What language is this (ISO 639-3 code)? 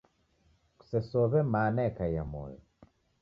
dav